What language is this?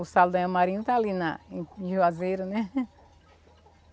Portuguese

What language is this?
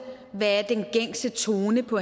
Danish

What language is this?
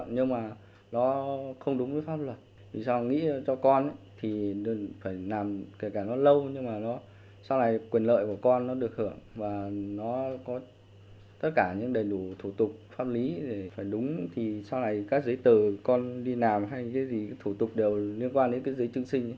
Vietnamese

